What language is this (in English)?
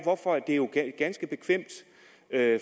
Danish